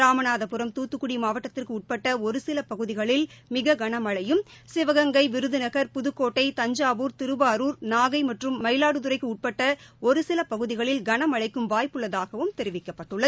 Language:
Tamil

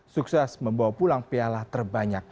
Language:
Indonesian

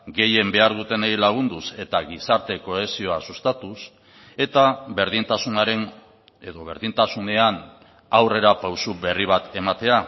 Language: Basque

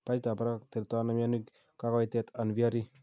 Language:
Kalenjin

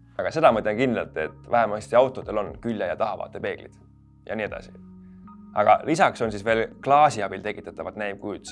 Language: Estonian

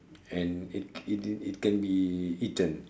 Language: English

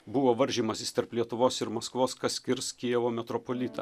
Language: Lithuanian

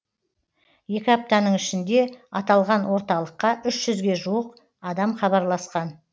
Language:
Kazakh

